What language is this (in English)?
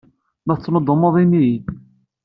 Kabyle